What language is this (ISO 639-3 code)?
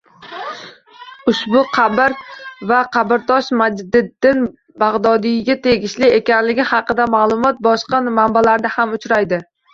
uzb